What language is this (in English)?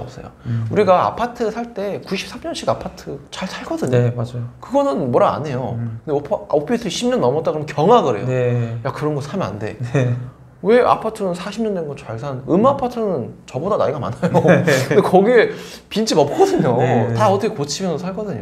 Korean